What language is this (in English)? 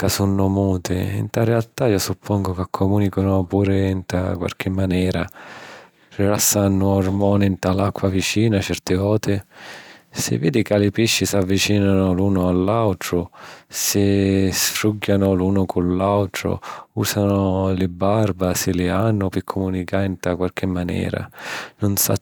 Sicilian